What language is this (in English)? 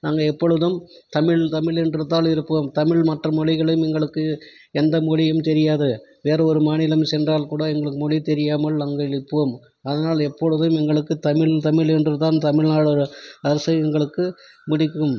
Tamil